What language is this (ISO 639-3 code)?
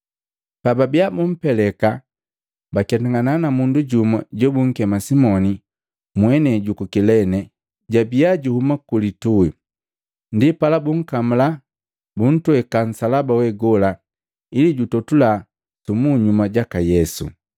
mgv